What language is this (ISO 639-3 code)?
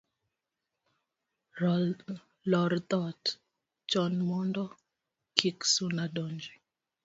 luo